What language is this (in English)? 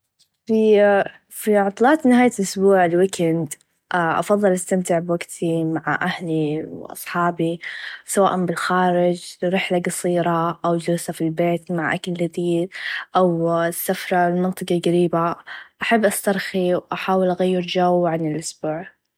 Najdi Arabic